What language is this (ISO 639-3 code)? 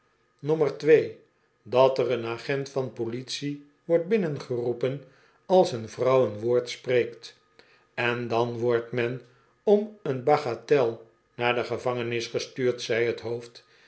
nld